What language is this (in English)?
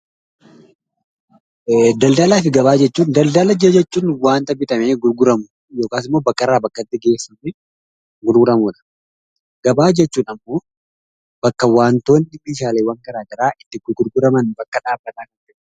Oromo